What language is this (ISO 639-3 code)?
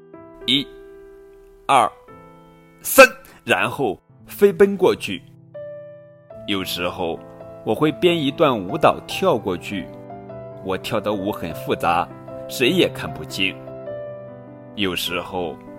zho